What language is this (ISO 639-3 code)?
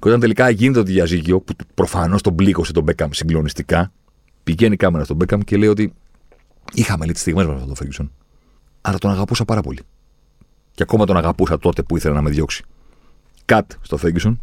ell